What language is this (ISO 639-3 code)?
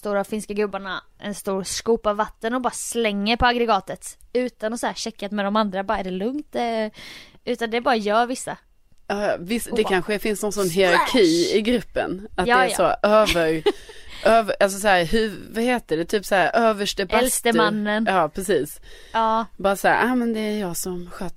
swe